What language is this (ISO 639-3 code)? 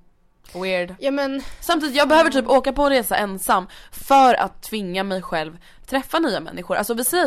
swe